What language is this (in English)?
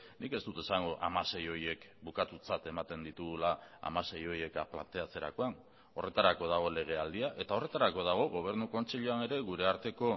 Basque